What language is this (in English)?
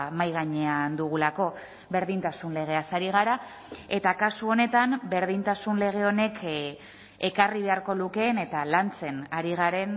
Basque